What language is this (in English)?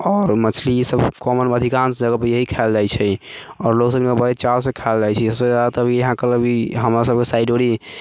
Maithili